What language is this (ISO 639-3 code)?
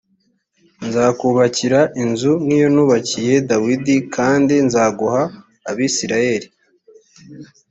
kin